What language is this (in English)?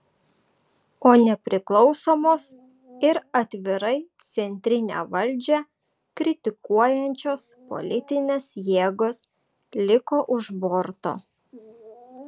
Lithuanian